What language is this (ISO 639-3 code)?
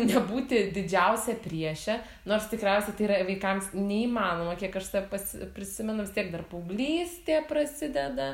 lit